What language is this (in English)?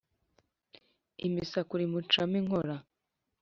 Kinyarwanda